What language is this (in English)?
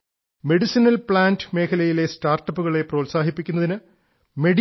Malayalam